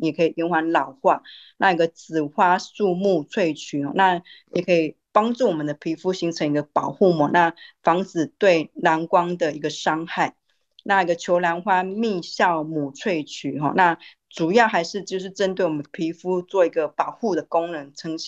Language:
Chinese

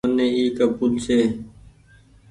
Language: Goaria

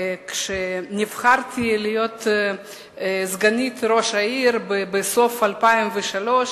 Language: Hebrew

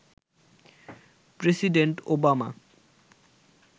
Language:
Bangla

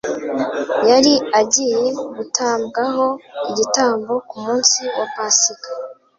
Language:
Kinyarwanda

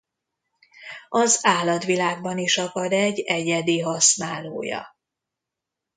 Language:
Hungarian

